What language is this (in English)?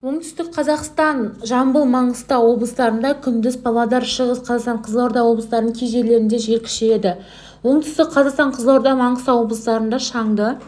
Kazakh